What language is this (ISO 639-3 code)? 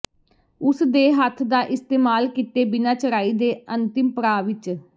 pan